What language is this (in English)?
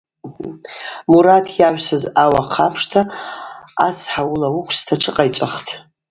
Abaza